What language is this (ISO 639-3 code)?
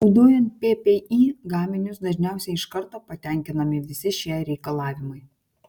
lit